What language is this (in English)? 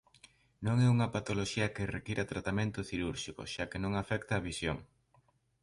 Galician